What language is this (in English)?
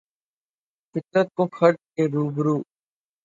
Urdu